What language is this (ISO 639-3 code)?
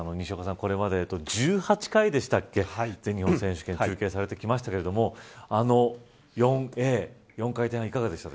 jpn